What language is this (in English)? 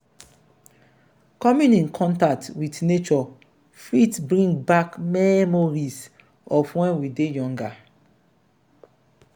Nigerian Pidgin